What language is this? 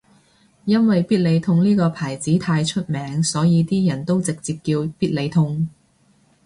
Cantonese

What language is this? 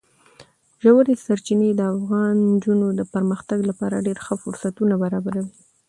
Pashto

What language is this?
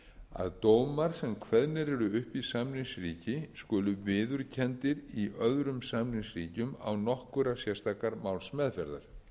Icelandic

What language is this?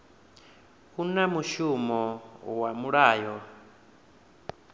Venda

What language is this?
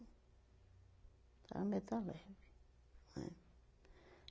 Portuguese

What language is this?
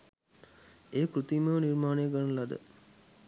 Sinhala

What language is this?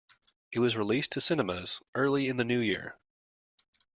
English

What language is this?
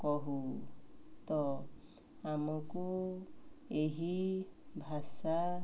Odia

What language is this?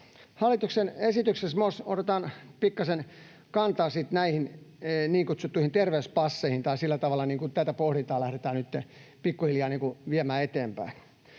Finnish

